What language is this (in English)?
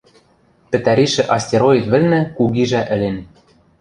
Western Mari